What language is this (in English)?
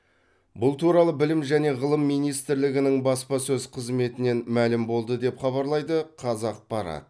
Kazakh